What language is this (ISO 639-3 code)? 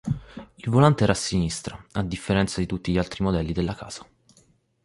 ita